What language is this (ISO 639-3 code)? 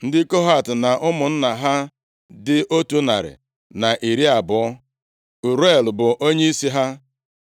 ibo